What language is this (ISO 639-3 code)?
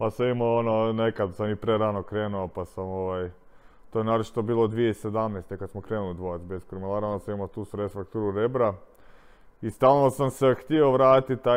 hrv